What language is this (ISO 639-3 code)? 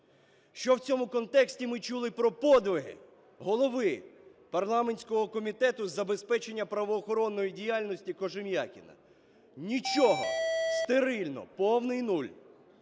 ukr